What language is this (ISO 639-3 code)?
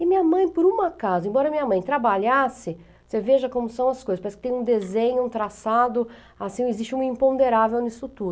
por